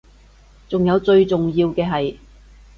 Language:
Cantonese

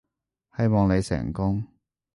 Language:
Cantonese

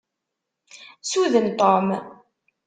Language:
Kabyle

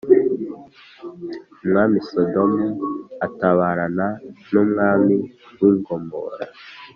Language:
Kinyarwanda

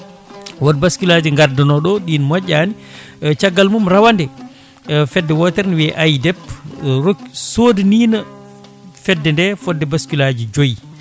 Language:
Fula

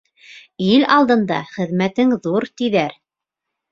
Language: Bashkir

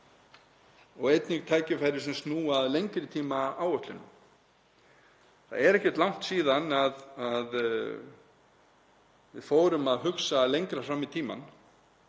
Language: Icelandic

